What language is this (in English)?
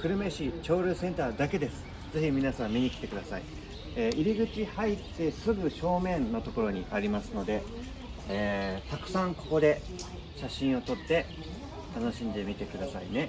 Japanese